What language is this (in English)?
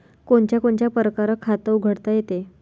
Marathi